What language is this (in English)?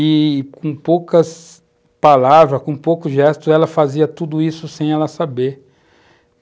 Portuguese